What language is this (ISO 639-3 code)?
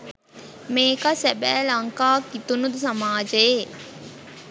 sin